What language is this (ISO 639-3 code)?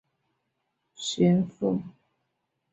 zho